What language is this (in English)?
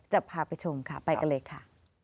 Thai